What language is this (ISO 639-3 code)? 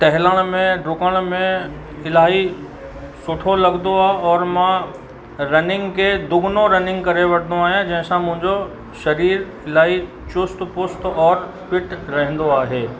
snd